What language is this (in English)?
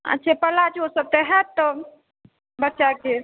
Maithili